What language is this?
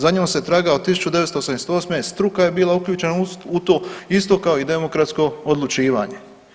Croatian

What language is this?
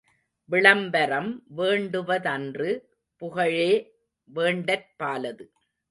Tamil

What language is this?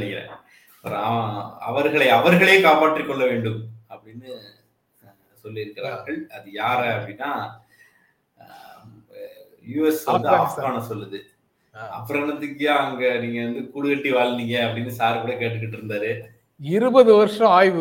Tamil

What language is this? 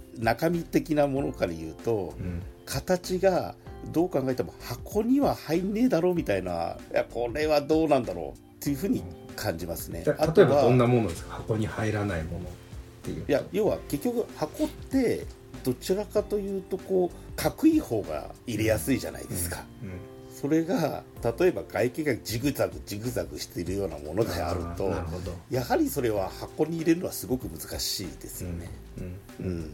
Japanese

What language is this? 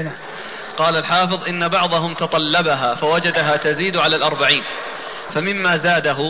Arabic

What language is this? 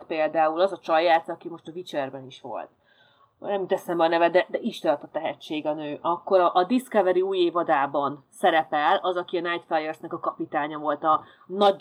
Hungarian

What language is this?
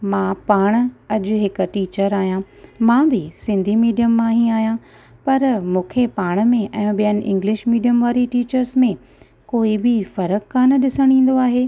Sindhi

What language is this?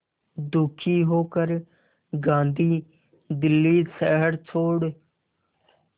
Hindi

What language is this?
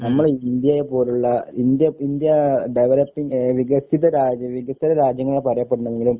Malayalam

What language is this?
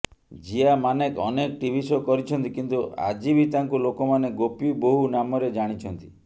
Odia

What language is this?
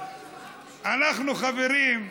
Hebrew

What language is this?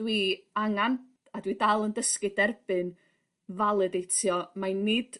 Welsh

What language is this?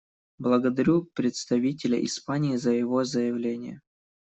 Russian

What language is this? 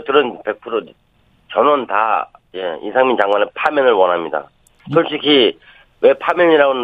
Korean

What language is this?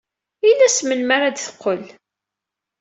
Kabyle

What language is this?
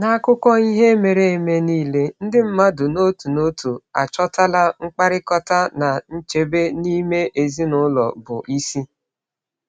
Igbo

